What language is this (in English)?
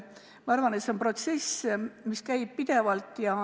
Estonian